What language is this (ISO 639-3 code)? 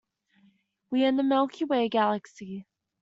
eng